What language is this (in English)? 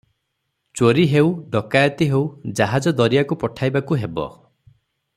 Odia